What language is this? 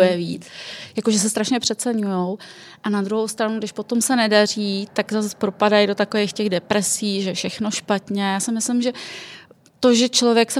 Czech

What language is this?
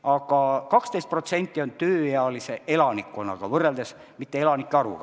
Estonian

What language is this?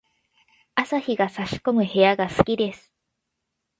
Japanese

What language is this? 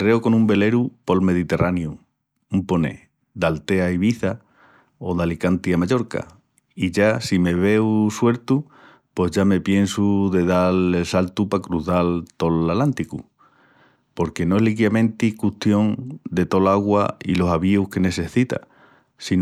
Extremaduran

